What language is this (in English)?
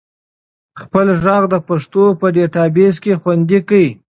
Pashto